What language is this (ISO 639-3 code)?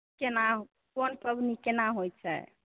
mai